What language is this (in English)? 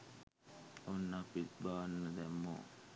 Sinhala